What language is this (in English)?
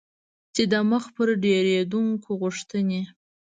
Pashto